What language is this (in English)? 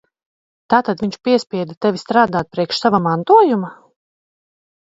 Latvian